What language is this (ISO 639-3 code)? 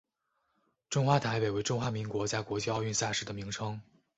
zho